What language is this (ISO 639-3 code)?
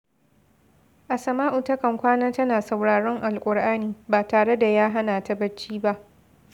hau